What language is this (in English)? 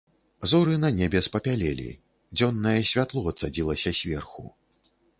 Belarusian